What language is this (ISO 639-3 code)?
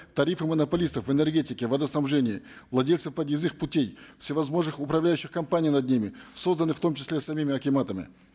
kaz